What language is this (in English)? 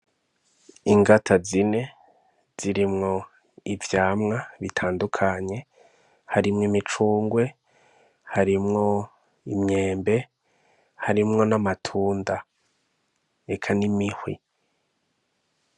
Rundi